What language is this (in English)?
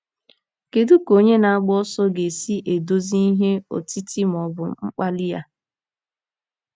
Igbo